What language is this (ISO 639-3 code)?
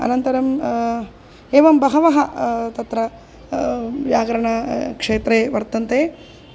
san